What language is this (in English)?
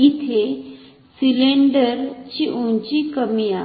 Marathi